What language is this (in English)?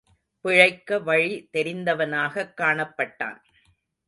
Tamil